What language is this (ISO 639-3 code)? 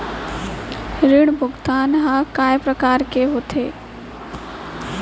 hne